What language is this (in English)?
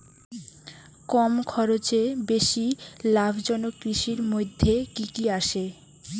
Bangla